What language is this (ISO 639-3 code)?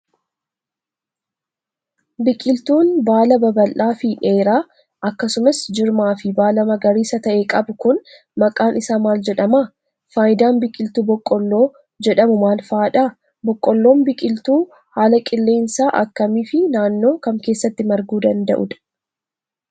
orm